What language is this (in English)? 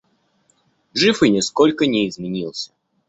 Russian